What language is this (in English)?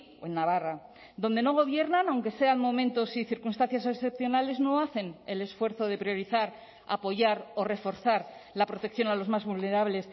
Spanish